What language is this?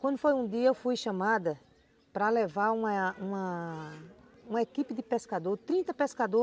Portuguese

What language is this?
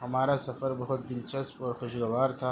Urdu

